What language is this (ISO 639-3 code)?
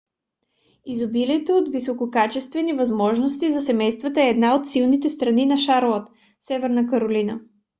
bul